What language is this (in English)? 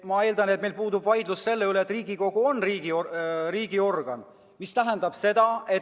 Estonian